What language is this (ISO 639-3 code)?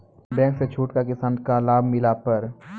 mai